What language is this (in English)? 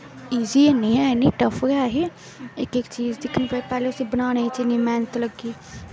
Dogri